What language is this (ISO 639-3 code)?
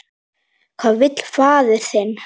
isl